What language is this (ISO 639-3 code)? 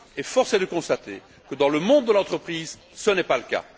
fra